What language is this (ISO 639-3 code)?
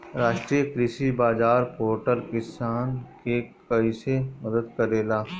bho